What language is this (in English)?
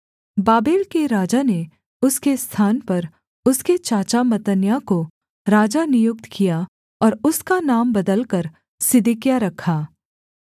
Hindi